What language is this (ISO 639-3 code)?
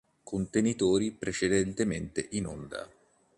ita